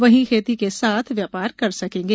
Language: Hindi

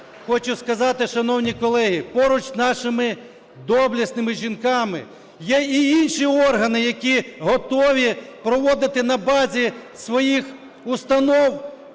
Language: Ukrainian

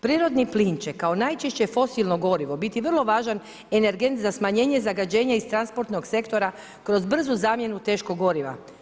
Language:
Croatian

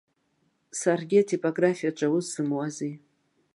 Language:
Abkhazian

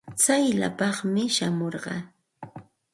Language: Santa Ana de Tusi Pasco Quechua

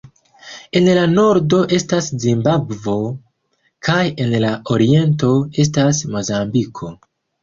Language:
Esperanto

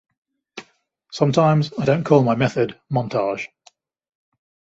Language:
English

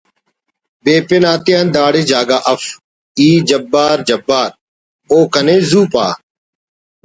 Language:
Brahui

